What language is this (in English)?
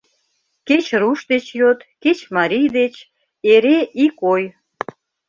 Mari